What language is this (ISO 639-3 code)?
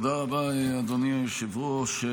heb